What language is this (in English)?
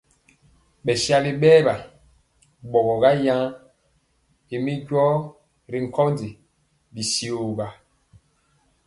Mpiemo